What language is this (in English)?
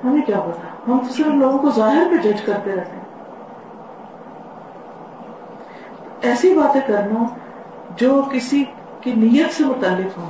Urdu